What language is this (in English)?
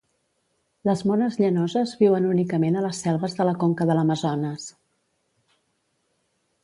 Catalan